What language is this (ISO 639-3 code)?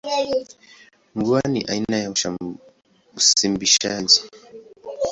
swa